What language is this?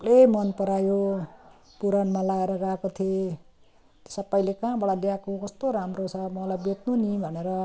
Nepali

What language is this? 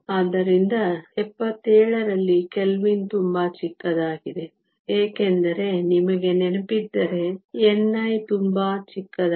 Kannada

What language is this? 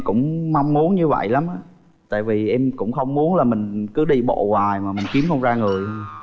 Vietnamese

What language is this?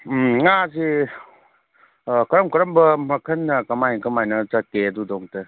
Manipuri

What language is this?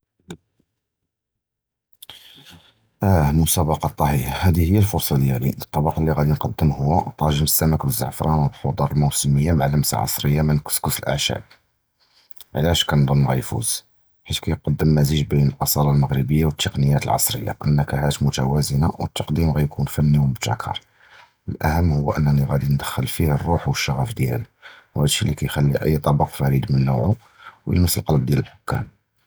Judeo-Arabic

